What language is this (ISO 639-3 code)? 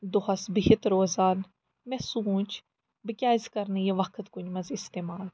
kas